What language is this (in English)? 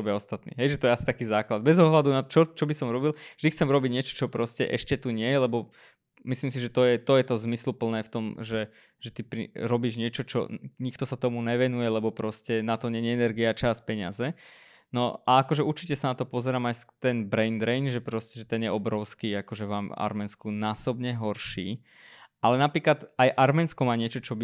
Slovak